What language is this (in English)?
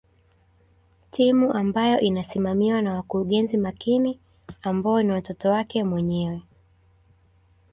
Swahili